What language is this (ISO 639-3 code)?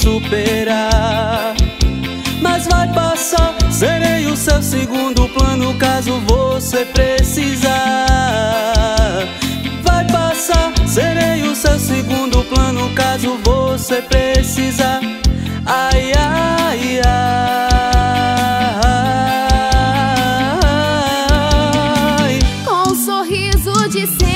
ron